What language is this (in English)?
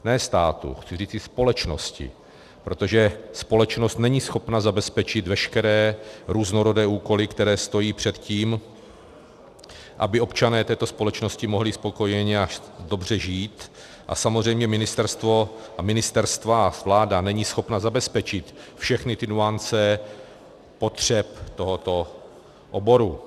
Czech